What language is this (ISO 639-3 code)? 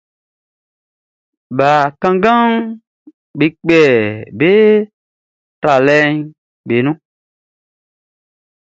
bci